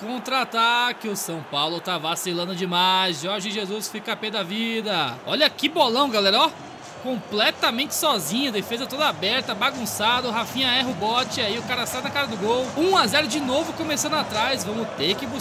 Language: Portuguese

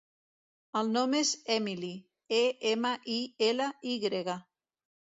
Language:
Catalan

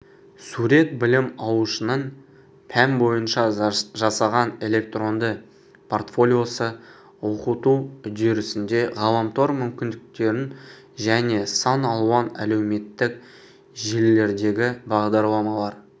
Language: Kazakh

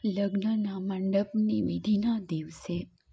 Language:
Gujarati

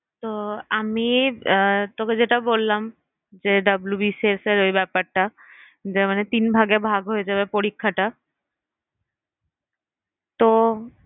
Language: Bangla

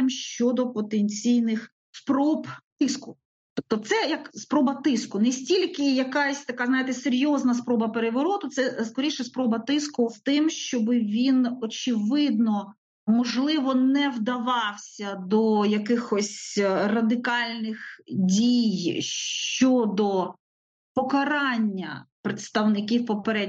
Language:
Ukrainian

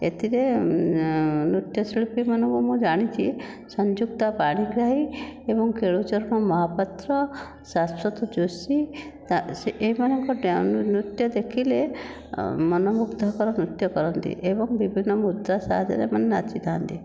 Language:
Odia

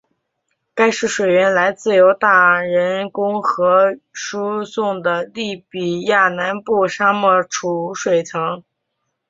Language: Chinese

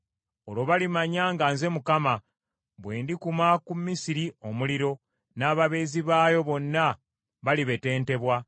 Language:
Ganda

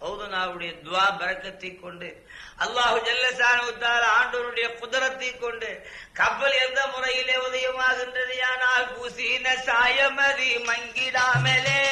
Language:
Tamil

